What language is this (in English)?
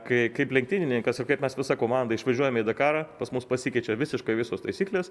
Lithuanian